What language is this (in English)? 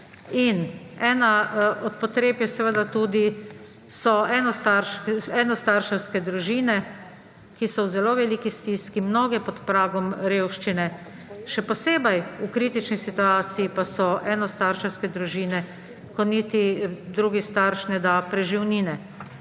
Slovenian